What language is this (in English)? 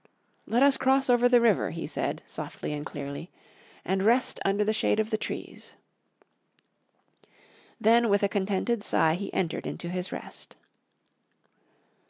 English